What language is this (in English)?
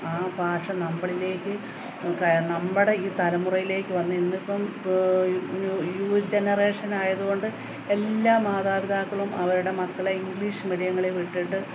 Malayalam